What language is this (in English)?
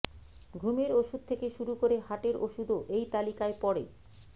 Bangla